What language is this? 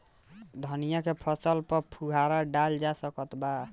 Bhojpuri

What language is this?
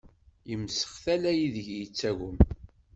Kabyle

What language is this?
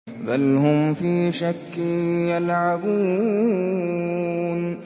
Arabic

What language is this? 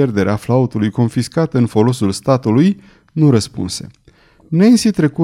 Romanian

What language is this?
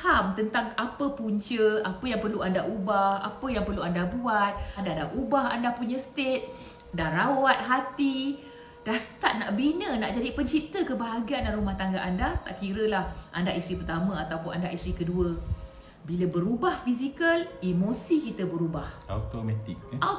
Malay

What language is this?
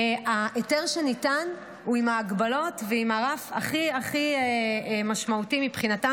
Hebrew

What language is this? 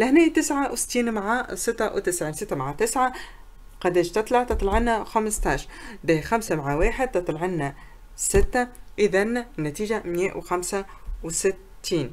Arabic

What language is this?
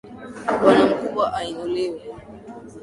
Swahili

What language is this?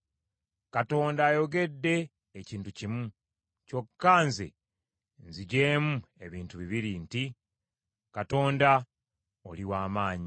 Ganda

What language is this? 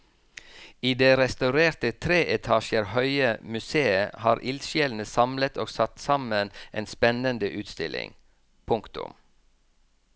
Norwegian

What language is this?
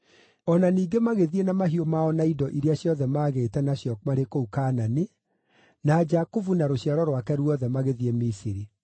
Kikuyu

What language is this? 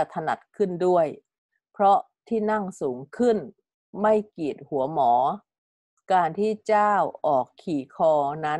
Thai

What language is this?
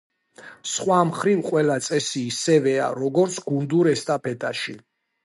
Georgian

